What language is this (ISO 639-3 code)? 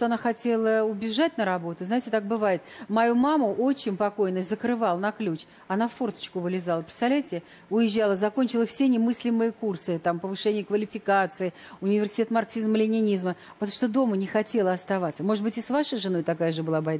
rus